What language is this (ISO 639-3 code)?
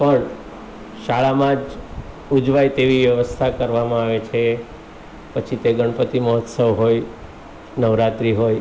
guj